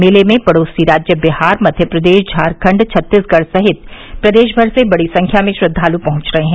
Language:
Hindi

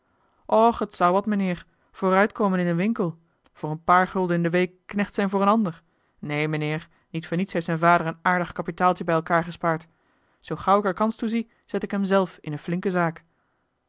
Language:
Dutch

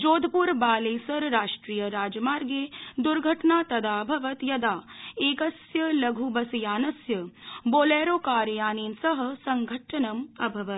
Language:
Sanskrit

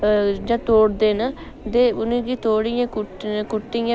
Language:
Dogri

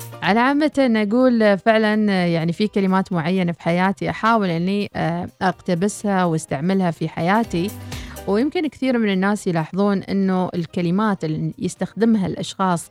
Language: Arabic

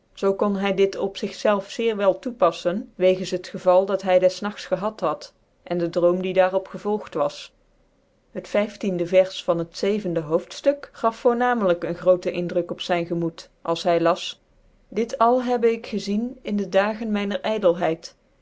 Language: Dutch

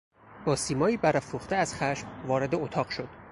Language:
Persian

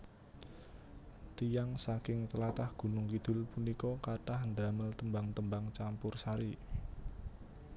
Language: Javanese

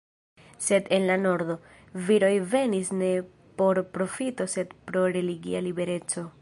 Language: Esperanto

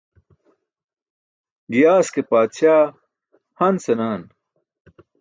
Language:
Burushaski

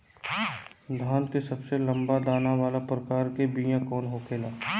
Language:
Bhojpuri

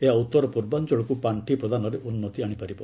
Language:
Odia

